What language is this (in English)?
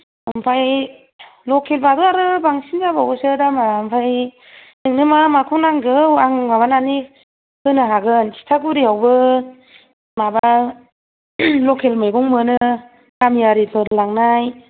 Bodo